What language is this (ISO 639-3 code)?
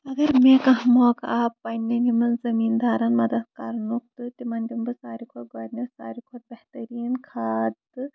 kas